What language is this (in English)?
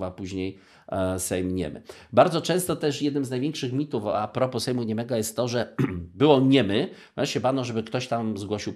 Polish